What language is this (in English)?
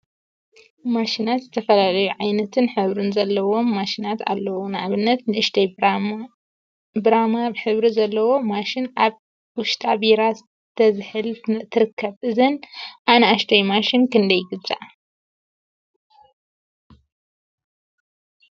Tigrinya